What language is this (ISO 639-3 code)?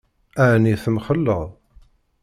kab